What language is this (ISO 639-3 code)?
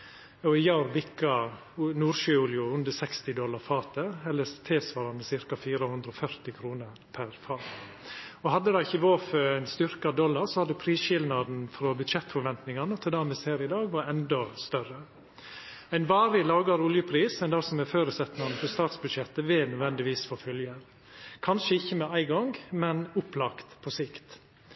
nno